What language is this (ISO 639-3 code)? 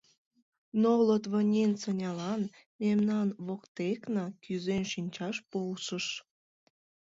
chm